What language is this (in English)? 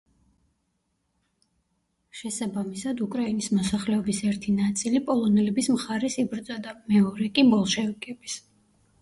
Georgian